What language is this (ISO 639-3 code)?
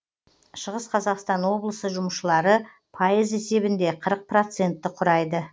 kaz